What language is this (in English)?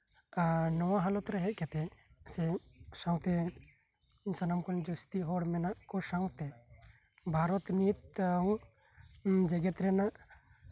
Santali